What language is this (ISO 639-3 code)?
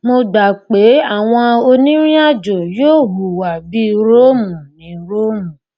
yor